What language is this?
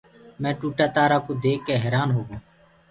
Gurgula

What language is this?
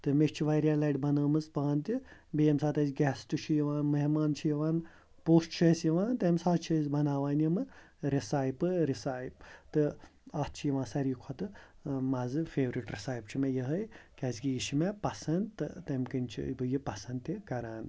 Kashmiri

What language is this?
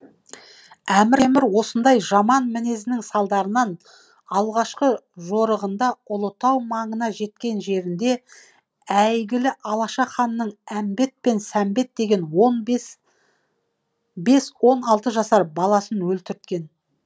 Kazakh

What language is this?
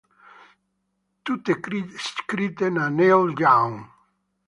Italian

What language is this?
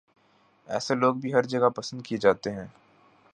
Urdu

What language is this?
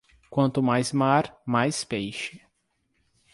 Portuguese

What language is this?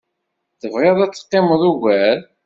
Kabyle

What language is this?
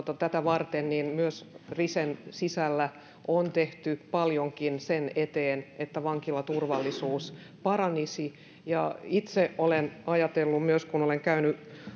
Finnish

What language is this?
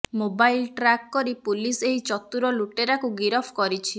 Odia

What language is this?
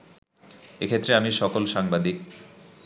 Bangla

